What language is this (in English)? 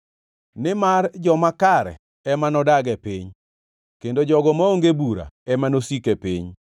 Luo (Kenya and Tanzania)